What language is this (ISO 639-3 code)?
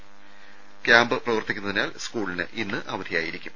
mal